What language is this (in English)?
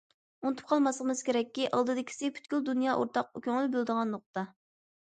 Uyghur